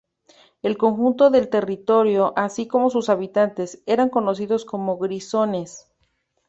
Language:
Spanish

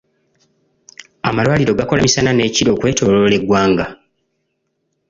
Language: Ganda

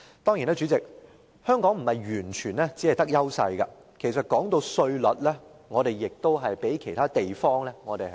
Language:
Cantonese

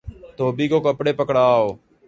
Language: Urdu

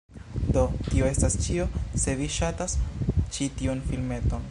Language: Esperanto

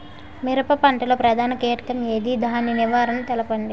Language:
Telugu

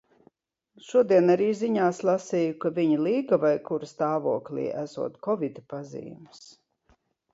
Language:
Latvian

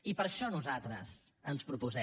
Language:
Catalan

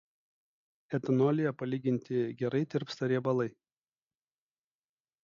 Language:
Lithuanian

